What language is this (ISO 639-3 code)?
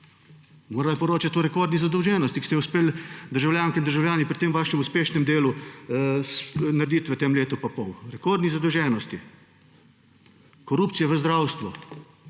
slv